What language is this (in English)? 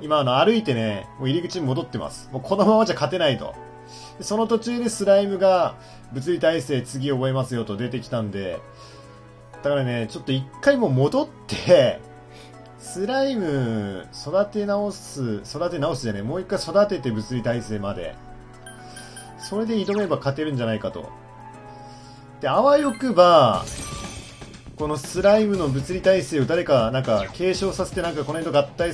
Japanese